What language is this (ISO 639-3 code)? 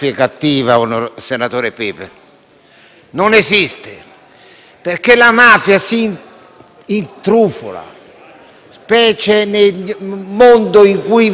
ita